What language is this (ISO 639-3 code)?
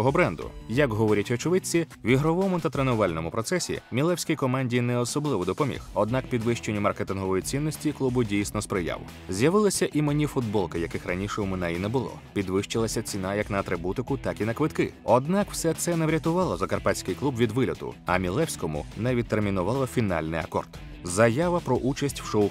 ukr